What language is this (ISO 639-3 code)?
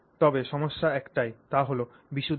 ben